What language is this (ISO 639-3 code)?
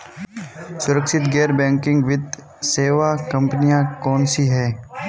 hin